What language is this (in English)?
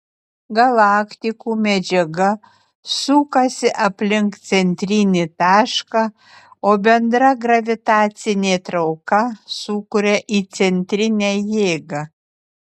Lithuanian